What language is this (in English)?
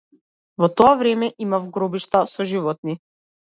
Macedonian